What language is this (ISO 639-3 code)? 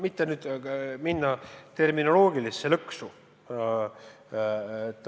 est